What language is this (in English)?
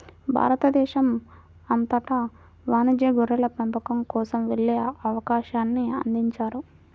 Telugu